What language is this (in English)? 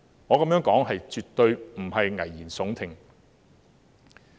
Cantonese